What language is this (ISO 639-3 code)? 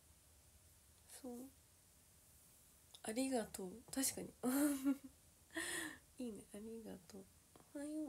jpn